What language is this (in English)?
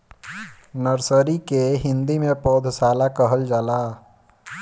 Bhojpuri